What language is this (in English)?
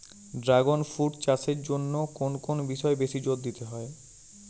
Bangla